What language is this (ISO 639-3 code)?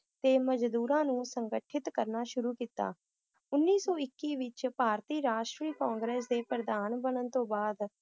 pan